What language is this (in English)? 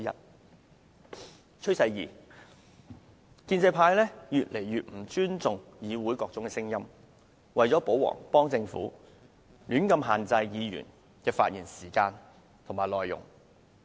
Cantonese